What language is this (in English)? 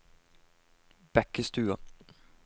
Norwegian